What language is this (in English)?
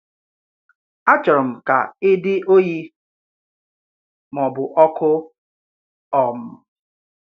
Igbo